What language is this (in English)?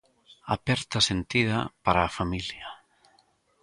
Galician